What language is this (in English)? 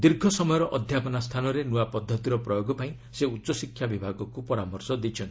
Odia